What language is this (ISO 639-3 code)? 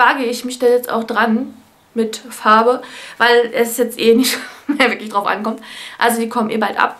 deu